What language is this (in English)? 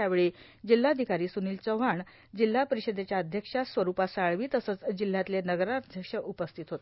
Marathi